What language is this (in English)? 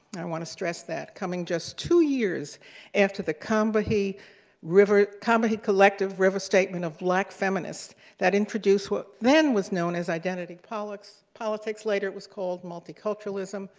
English